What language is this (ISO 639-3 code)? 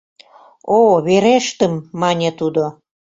chm